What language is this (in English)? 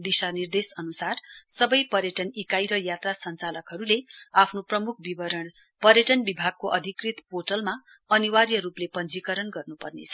Nepali